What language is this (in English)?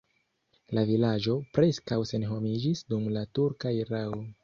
Esperanto